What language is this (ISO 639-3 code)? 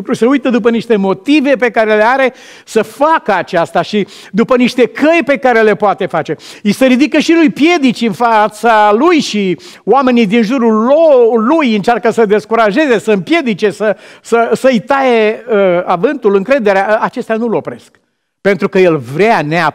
ron